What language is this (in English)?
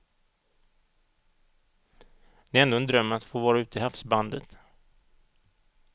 Swedish